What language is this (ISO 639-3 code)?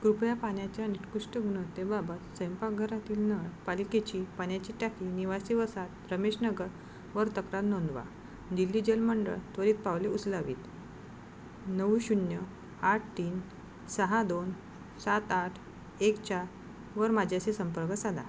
mar